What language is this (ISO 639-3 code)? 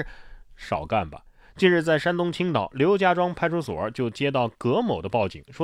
zho